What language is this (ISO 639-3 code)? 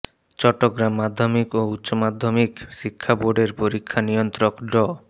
ben